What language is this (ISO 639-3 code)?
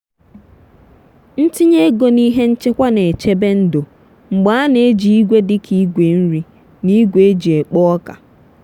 ibo